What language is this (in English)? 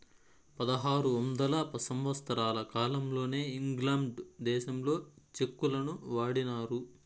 Telugu